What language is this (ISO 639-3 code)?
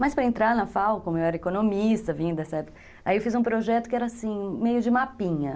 por